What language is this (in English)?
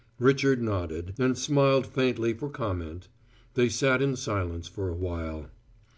English